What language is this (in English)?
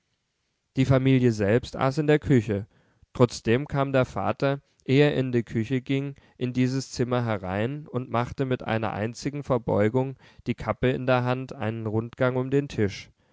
German